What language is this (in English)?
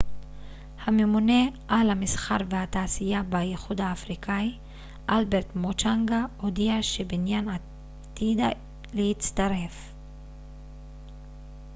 Hebrew